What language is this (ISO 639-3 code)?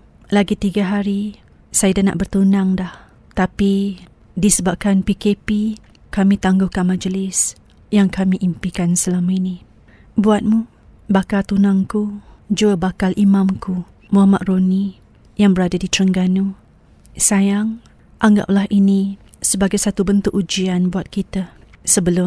msa